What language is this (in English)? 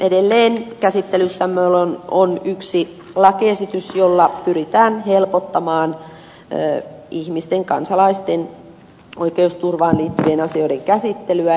Finnish